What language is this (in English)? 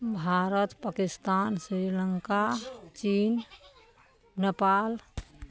Maithili